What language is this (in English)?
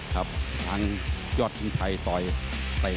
Thai